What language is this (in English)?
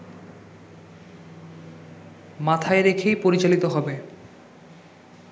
Bangla